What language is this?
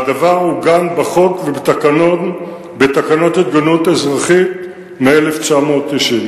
Hebrew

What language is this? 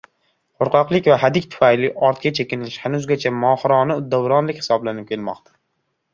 Uzbek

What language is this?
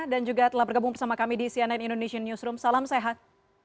Indonesian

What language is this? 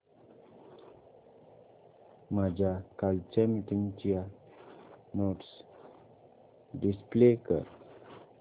Marathi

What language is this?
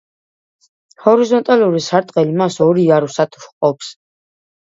Georgian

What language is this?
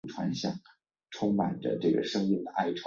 Chinese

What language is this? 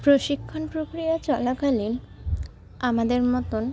Bangla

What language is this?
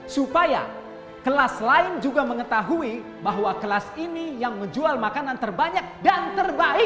Indonesian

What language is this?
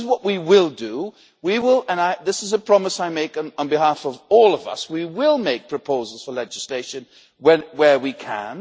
English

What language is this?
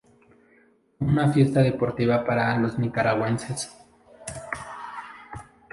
Spanish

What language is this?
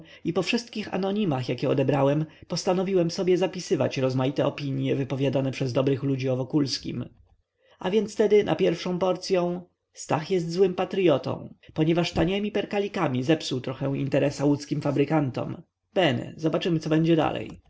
Polish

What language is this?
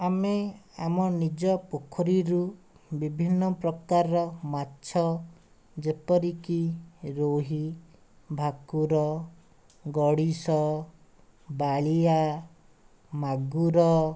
Odia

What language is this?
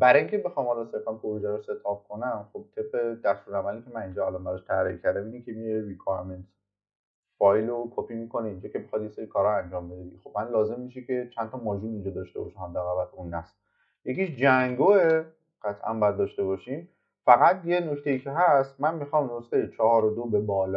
Persian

